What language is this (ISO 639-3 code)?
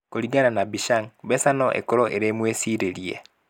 kik